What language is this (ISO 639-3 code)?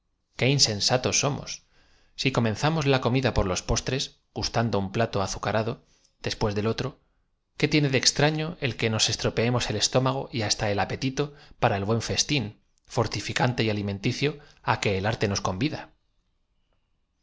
spa